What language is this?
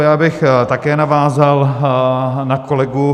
Czech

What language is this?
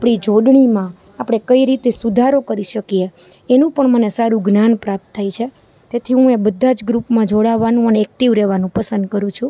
Gujarati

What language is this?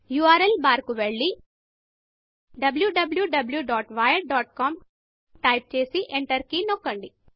Telugu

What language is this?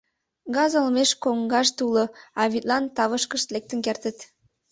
Mari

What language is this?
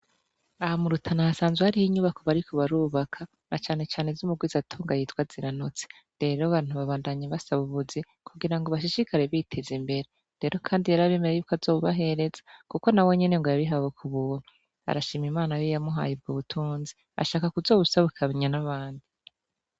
Rundi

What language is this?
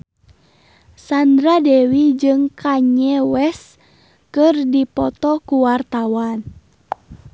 Sundanese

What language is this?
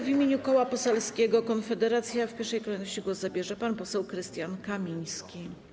Polish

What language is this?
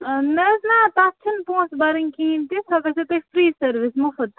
Kashmiri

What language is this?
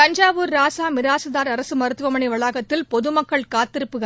Tamil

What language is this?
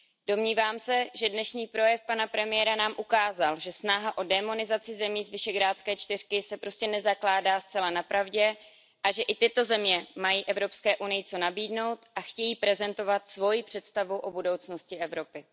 Czech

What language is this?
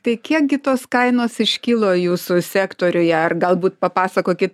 Lithuanian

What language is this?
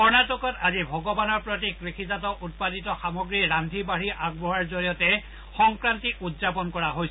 Assamese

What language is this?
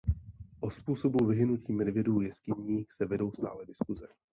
Czech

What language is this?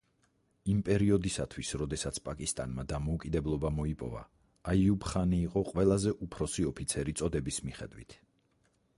Georgian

